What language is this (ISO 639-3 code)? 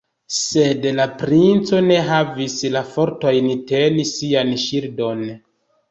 epo